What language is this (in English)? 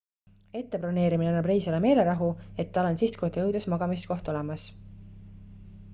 Estonian